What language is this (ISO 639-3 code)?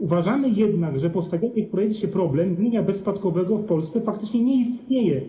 pol